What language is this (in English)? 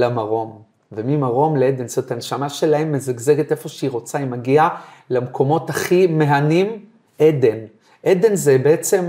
Hebrew